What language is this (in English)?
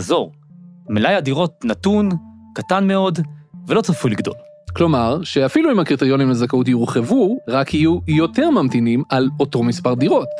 Hebrew